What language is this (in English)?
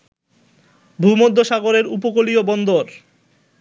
Bangla